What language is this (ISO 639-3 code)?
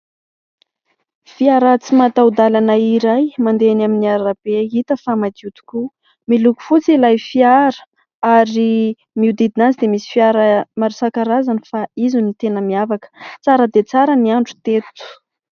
mlg